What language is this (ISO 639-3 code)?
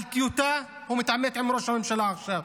heb